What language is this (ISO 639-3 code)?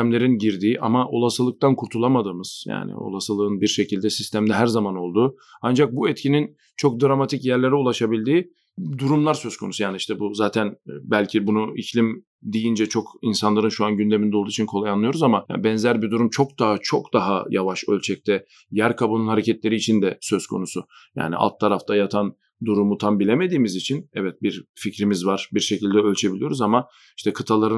tur